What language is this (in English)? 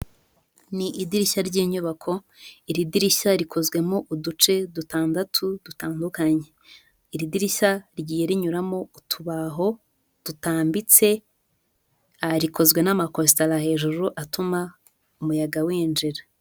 Kinyarwanda